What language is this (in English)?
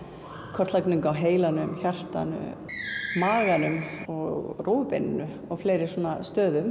Icelandic